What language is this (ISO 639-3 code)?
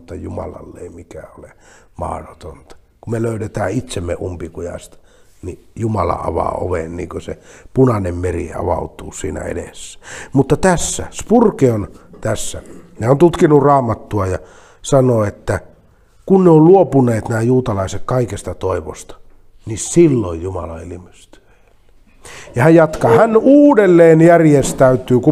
fin